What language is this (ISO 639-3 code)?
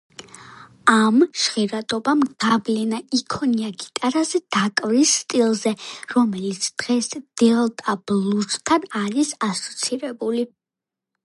kat